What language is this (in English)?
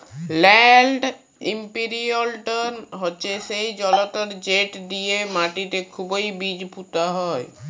Bangla